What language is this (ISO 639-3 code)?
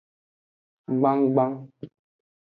ajg